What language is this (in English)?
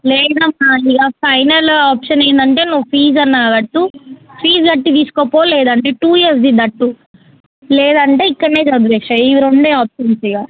Telugu